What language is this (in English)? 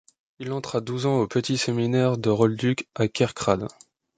French